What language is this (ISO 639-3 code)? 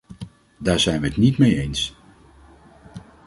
nld